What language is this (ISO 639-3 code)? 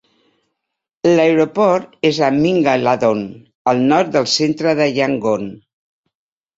cat